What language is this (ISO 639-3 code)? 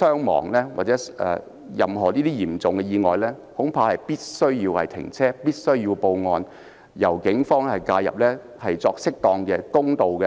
yue